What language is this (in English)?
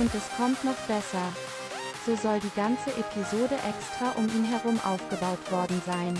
German